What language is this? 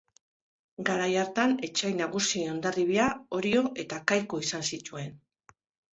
Basque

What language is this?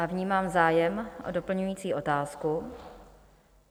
Czech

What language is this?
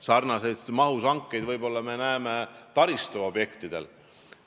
Estonian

